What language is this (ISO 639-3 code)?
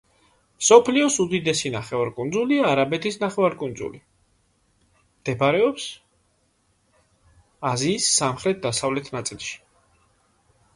kat